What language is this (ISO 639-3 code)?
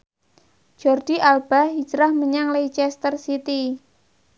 jav